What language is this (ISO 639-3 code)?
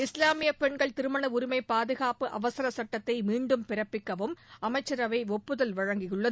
tam